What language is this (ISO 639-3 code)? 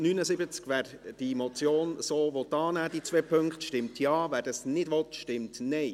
gsw